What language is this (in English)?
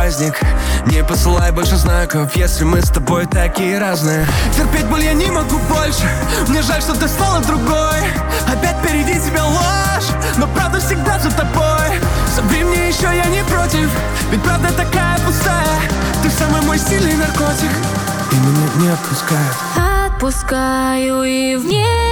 Russian